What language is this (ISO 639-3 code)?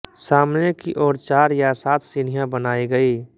hin